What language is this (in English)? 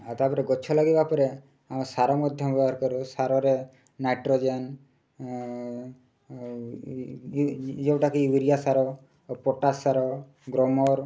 Odia